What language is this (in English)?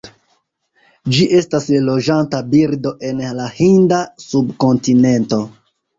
Esperanto